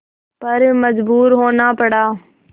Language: Hindi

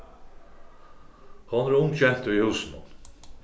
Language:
Faroese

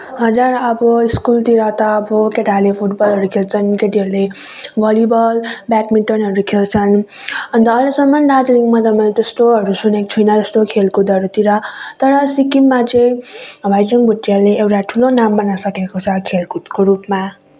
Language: Nepali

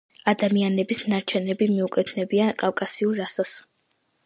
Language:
Georgian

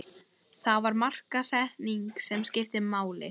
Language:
Icelandic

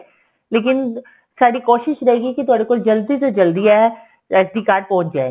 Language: Punjabi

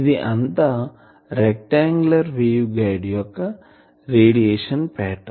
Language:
Telugu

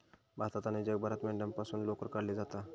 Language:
Marathi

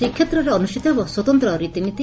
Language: Odia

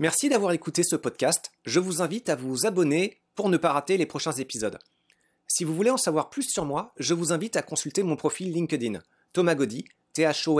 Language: French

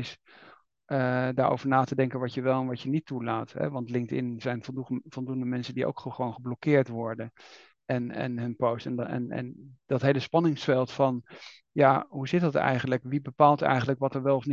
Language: Dutch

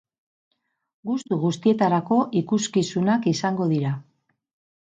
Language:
Basque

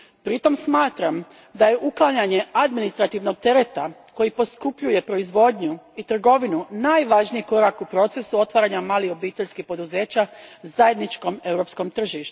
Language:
Croatian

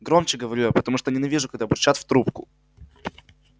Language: Russian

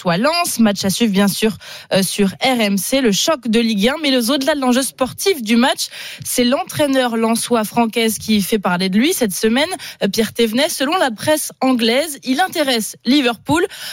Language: French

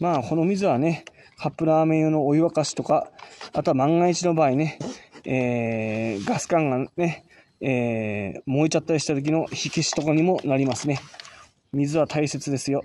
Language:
Japanese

